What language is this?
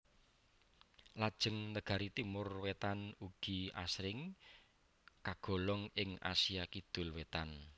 Javanese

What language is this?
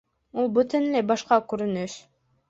Bashkir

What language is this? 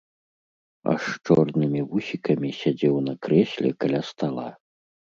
Belarusian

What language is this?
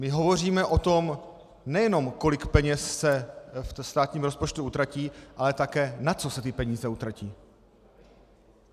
Czech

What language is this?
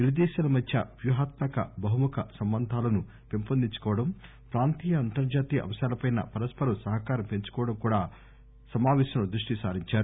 Telugu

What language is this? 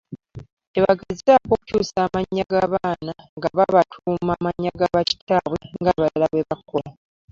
Ganda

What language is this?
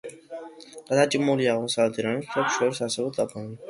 Georgian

